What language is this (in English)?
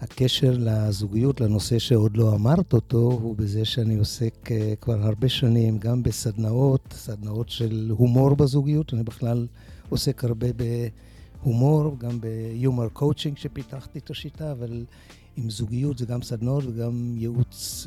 Hebrew